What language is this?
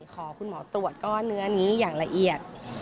Thai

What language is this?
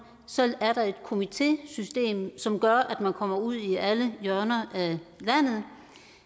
Danish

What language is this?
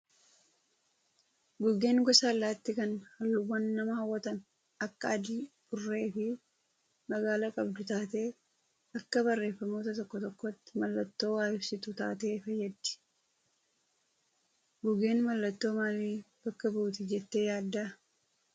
Oromo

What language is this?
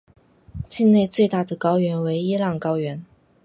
Chinese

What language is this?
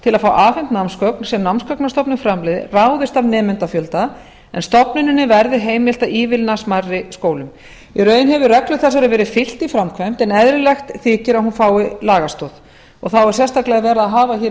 Icelandic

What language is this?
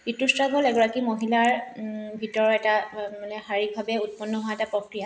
Assamese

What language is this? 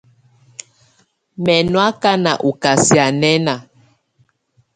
Tunen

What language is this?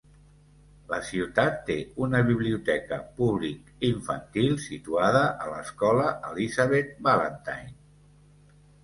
Catalan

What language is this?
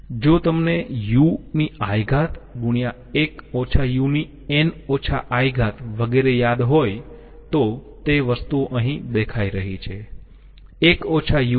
Gujarati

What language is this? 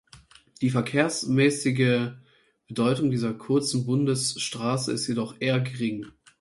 German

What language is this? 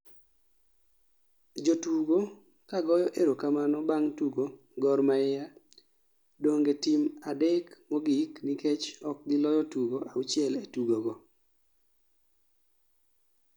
Luo (Kenya and Tanzania)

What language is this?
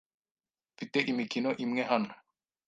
Kinyarwanda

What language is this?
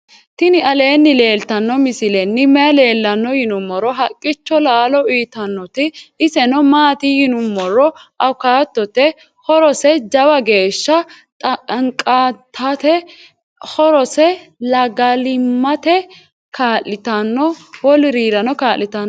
Sidamo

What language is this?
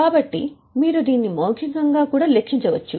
Telugu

